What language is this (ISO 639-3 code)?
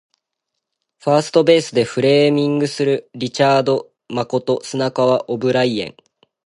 jpn